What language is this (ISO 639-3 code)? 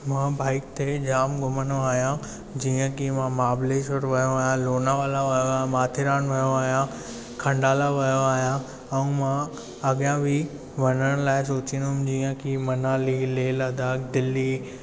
snd